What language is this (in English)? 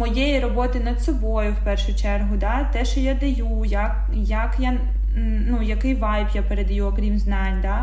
Ukrainian